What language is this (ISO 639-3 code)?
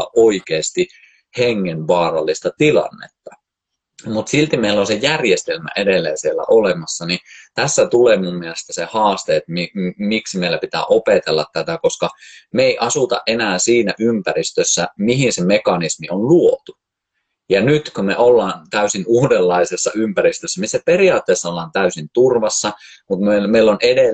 fin